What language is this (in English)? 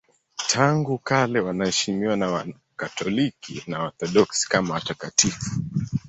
Swahili